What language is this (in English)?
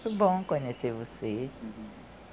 Portuguese